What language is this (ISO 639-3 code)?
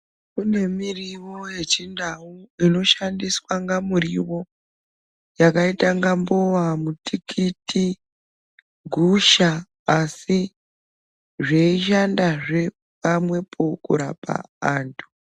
ndc